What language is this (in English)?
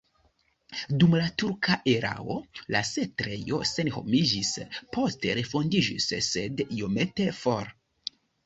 Esperanto